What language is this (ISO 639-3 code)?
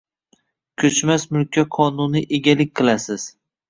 uzb